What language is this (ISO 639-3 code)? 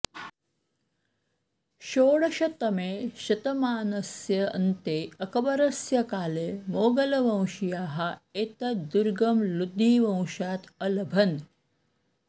san